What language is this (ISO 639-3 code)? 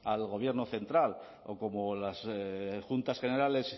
spa